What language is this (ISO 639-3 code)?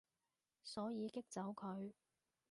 yue